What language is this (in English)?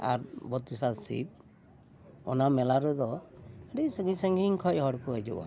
Santali